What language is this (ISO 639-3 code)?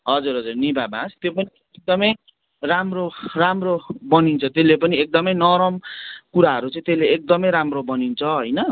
nep